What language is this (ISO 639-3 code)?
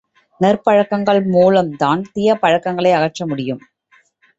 tam